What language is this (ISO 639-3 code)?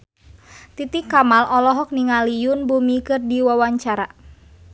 sun